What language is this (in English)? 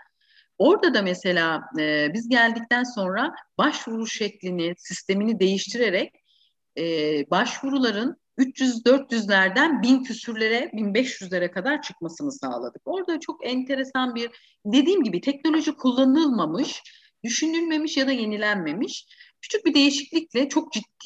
Turkish